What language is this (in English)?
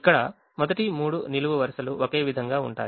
Telugu